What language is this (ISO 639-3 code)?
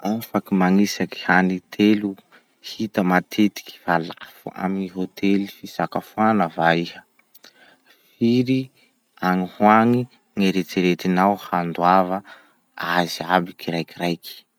msh